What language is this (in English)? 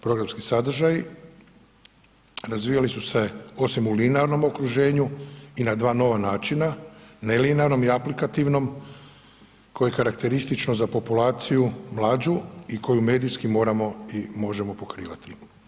Croatian